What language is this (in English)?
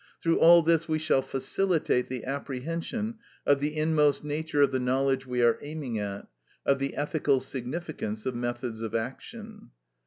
English